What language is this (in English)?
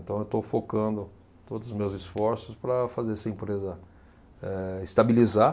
Portuguese